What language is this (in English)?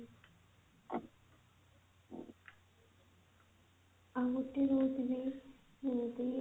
Odia